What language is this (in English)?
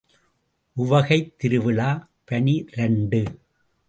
Tamil